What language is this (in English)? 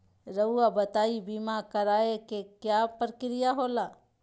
Magahi